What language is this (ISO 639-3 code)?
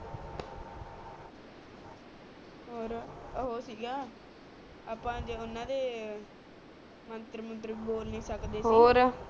pan